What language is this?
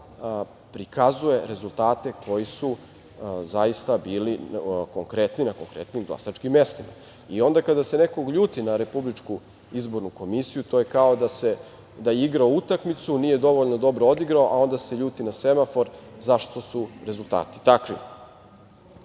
Serbian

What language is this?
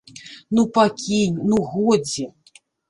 Belarusian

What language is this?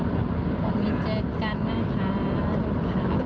Thai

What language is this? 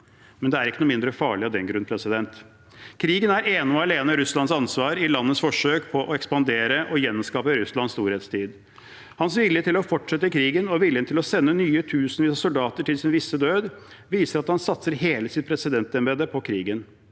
Norwegian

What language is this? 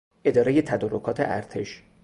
Persian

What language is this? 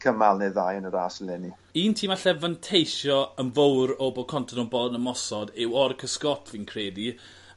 Welsh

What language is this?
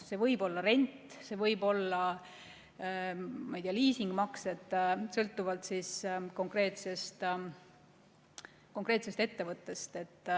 Estonian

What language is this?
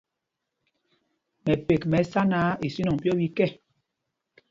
Mpumpong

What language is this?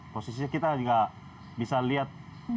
Indonesian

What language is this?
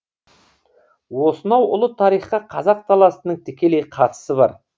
Kazakh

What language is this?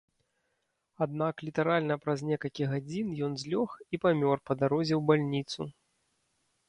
Belarusian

